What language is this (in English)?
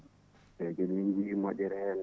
Fula